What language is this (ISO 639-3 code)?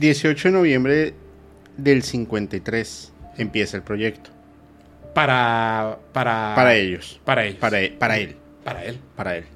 spa